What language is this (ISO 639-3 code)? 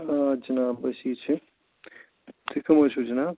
kas